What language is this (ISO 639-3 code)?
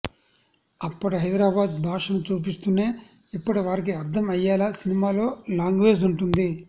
tel